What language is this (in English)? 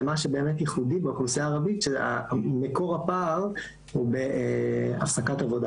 Hebrew